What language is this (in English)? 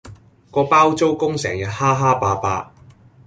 Cantonese